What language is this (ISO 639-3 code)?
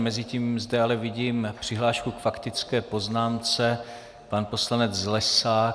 ces